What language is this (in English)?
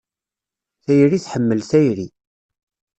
Kabyle